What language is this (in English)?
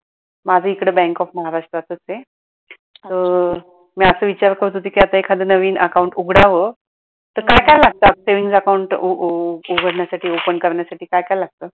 Marathi